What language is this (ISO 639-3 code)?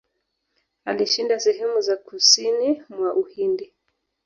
swa